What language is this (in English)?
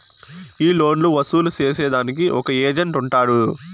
Telugu